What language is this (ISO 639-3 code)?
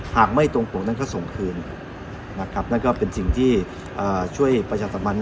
tha